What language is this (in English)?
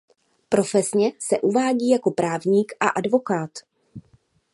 Czech